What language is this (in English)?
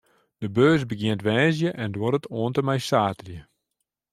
Western Frisian